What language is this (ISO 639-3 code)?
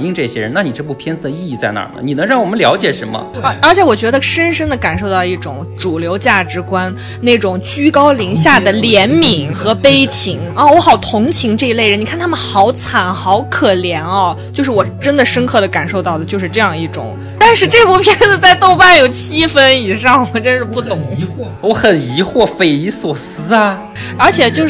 zho